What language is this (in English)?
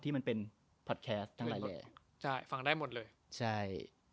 Thai